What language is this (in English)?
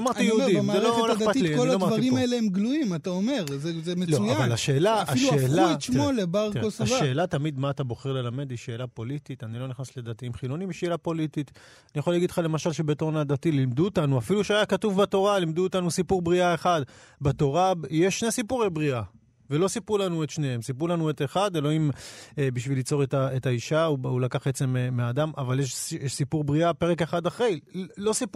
Hebrew